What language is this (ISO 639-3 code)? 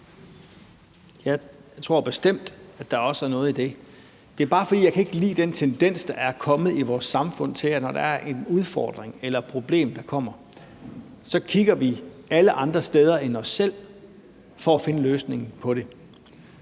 dan